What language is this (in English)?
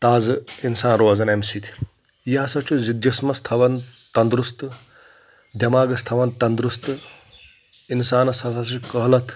Kashmiri